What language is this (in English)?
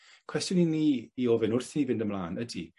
Welsh